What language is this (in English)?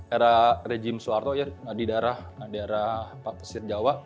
Indonesian